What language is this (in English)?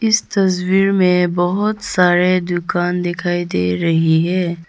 Hindi